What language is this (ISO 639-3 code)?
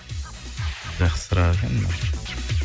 kaz